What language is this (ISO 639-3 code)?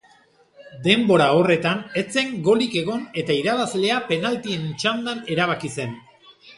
eus